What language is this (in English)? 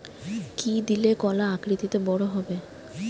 Bangla